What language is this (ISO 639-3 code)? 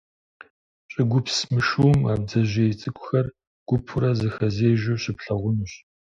kbd